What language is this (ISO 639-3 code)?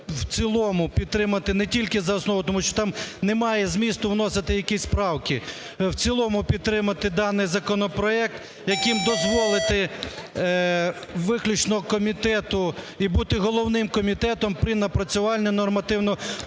ukr